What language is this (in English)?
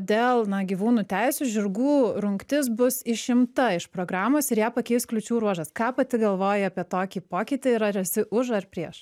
Lithuanian